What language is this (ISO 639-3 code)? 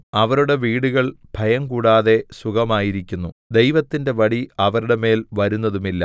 mal